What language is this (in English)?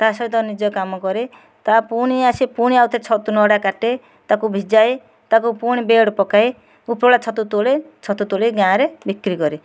Odia